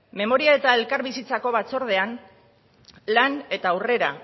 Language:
Basque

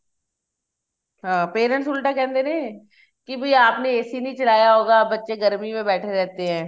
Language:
Punjabi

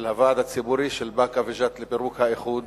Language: Hebrew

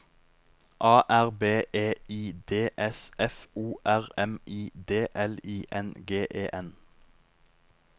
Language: Norwegian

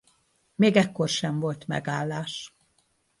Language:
Hungarian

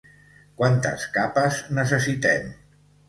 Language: Catalan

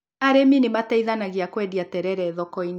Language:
Kikuyu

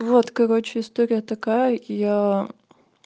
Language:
Russian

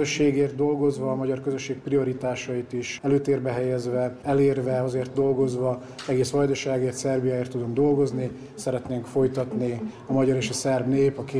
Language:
Hungarian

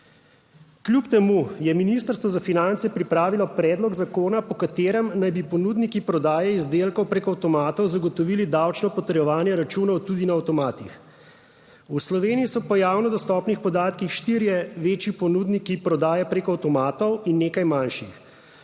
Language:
Slovenian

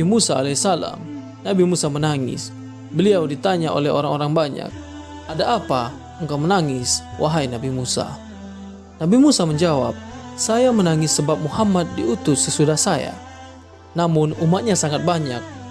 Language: Indonesian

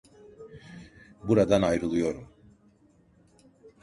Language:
Turkish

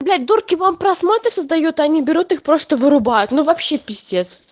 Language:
Russian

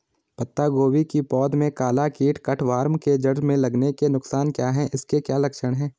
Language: Hindi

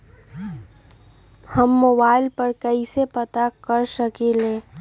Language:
Magahi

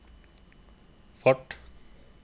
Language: Norwegian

